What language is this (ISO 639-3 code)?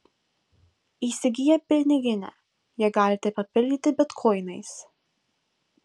lit